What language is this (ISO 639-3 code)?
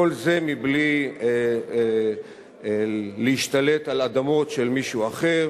heb